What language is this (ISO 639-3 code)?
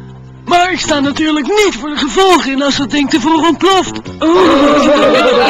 nld